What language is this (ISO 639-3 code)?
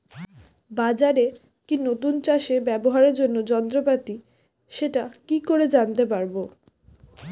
ben